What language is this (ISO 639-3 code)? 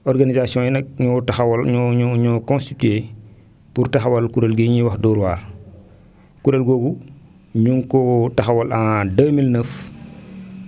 wol